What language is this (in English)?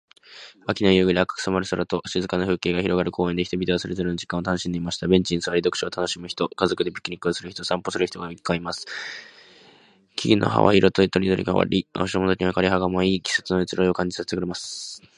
Japanese